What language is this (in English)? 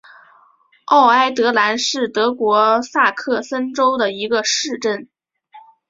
Chinese